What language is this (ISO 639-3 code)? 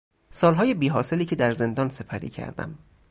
fas